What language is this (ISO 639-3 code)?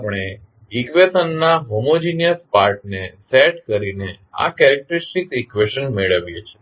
guj